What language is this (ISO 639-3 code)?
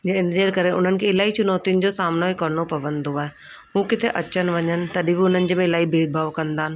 snd